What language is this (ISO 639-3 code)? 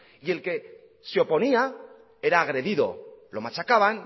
spa